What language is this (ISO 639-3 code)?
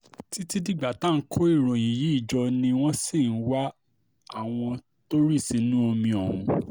yor